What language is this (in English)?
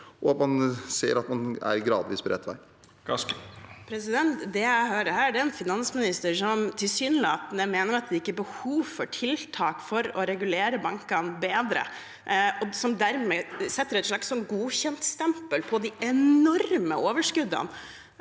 Norwegian